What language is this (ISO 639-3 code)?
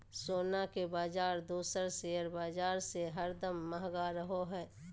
mag